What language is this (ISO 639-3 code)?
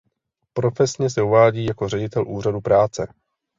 ces